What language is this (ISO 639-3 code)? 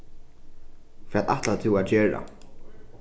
fao